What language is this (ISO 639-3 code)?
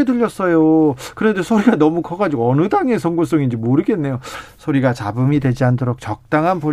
kor